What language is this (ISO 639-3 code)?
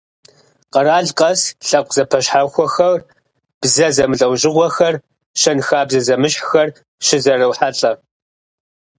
kbd